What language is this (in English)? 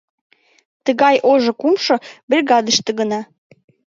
Mari